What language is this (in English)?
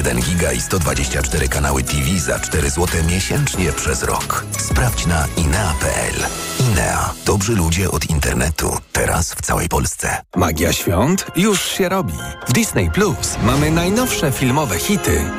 Polish